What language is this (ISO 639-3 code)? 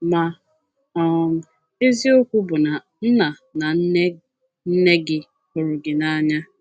ibo